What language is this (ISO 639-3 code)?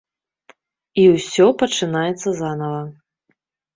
bel